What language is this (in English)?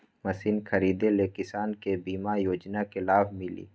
Magahi